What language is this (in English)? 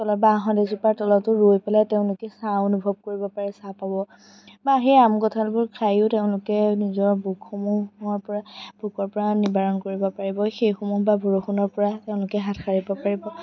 Assamese